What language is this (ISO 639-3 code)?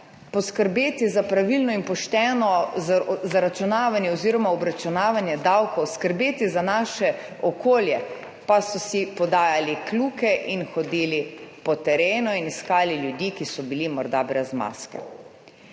slv